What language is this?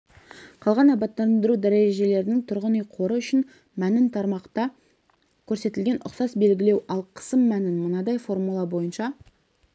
Kazakh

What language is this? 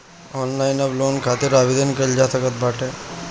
Bhojpuri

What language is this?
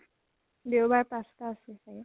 Assamese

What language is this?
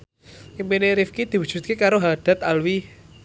Javanese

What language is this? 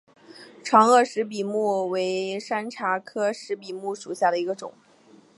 Chinese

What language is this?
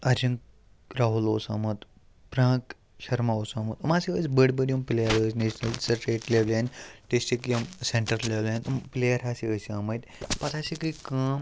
Kashmiri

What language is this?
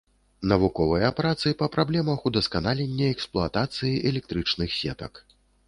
Belarusian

